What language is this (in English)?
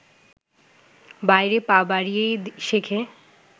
Bangla